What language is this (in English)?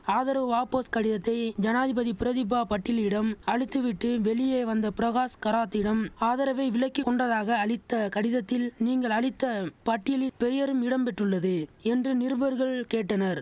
Tamil